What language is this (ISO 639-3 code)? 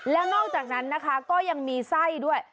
tha